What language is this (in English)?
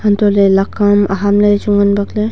Wancho Naga